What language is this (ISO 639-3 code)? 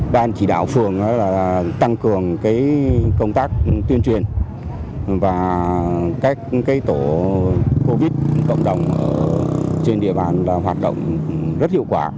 vie